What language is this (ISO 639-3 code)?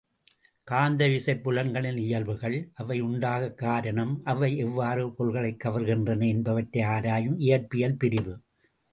tam